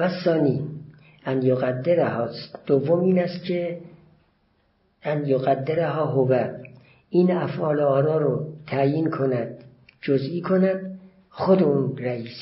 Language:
Persian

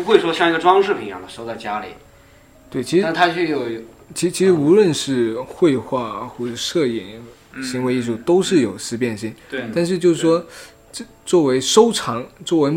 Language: Chinese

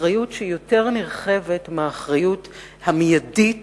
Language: Hebrew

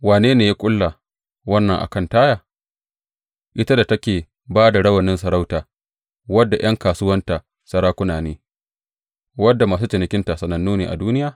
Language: Hausa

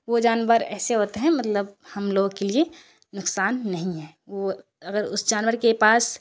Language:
Urdu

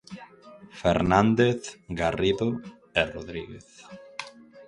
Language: Galician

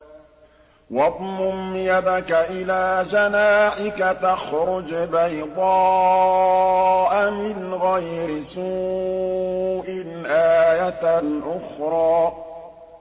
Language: Arabic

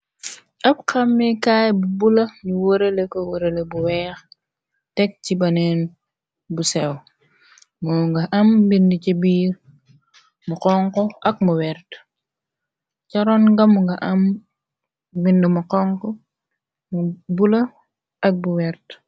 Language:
Wolof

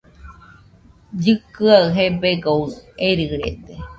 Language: Nüpode Huitoto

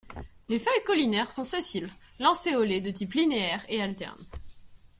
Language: French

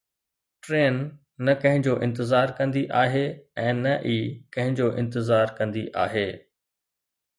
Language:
Sindhi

